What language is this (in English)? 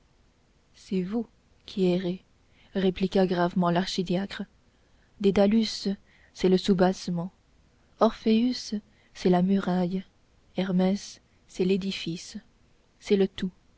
French